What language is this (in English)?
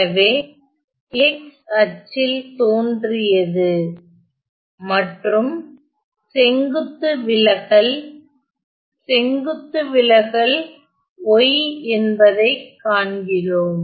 Tamil